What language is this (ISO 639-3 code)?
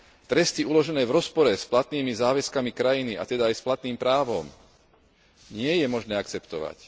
slk